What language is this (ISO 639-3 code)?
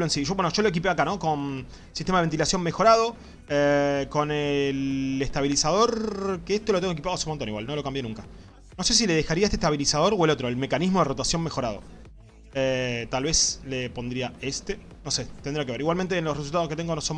spa